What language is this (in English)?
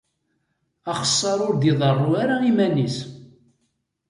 Kabyle